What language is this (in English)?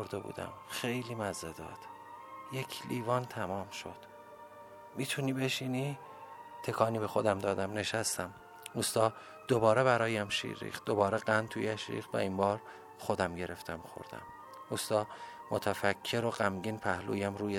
Persian